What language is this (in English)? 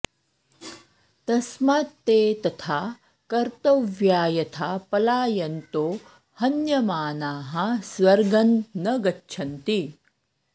Sanskrit